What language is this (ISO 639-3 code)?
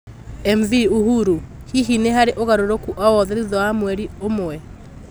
kik